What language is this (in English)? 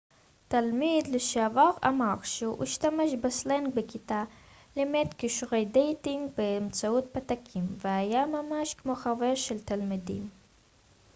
Hebrew